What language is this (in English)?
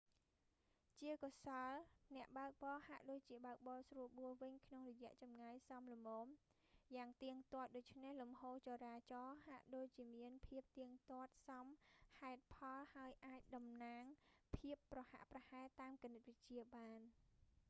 Khmer